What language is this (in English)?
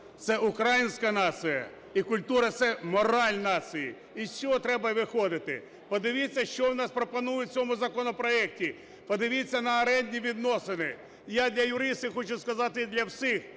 Ukrainian